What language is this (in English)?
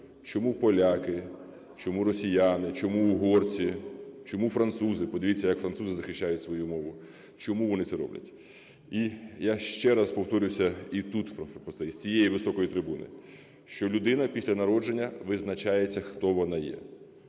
Ukrainian